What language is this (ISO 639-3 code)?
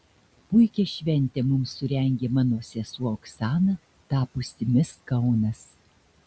lit